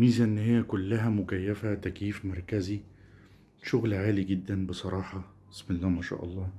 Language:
Arabic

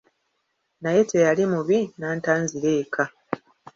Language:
Ganda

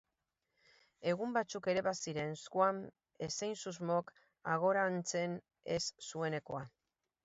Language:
Basque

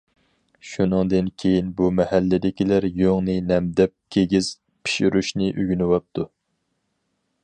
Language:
Uyghur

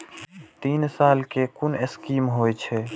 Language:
Maithili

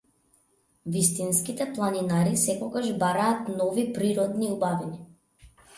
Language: Macedonian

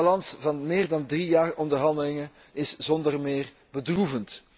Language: Dutch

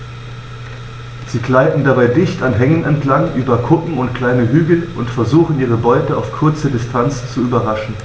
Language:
German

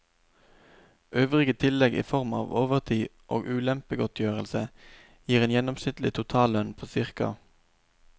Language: Norwegian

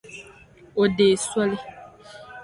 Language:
Dagbani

